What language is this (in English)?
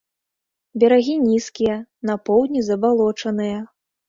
Belarusian